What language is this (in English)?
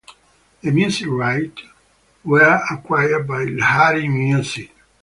English